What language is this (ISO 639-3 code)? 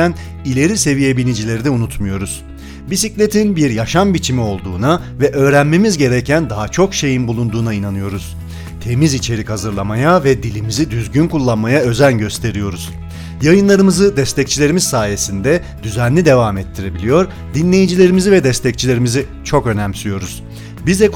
tur